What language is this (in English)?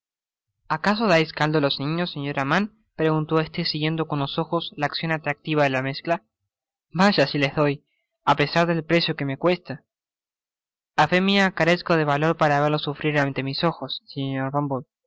Spanish